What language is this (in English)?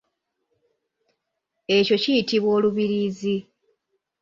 Ganda